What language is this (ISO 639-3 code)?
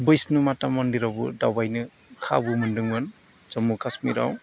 brx